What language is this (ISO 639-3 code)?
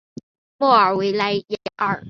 zho